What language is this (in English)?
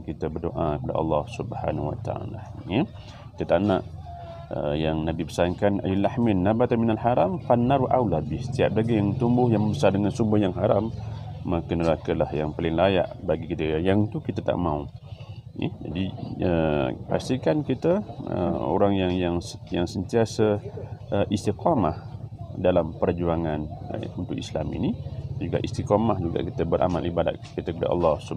Malay